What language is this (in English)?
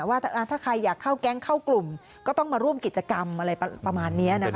Thai